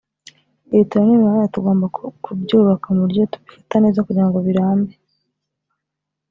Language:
Kinyarwanda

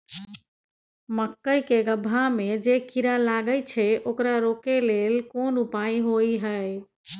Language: Maithili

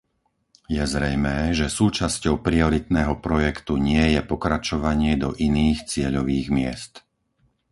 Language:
Slovak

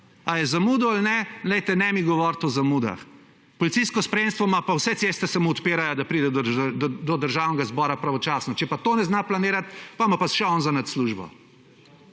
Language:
Slovenian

